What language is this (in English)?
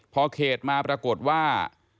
Thai